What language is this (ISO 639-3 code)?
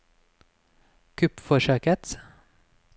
nor